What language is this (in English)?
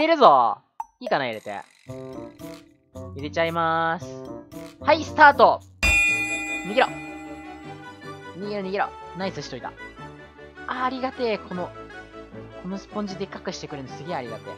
Japanese